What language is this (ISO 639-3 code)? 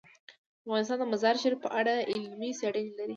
pus